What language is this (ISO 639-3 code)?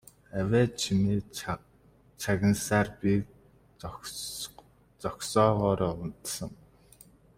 mon